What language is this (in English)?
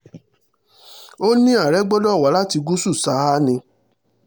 Yoruba